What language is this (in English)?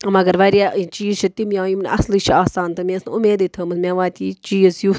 Kashmiri